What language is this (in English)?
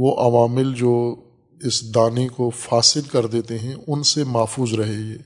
Urdu